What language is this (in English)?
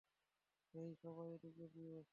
Bangla